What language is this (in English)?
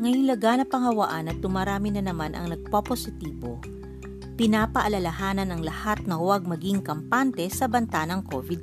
Filipino